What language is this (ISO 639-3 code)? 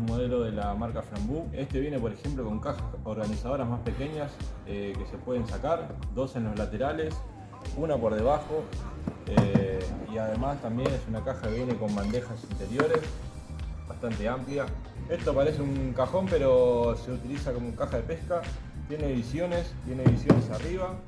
spa